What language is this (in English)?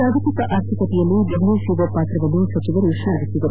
Kannada